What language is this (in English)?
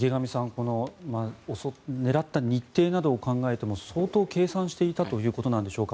Japanese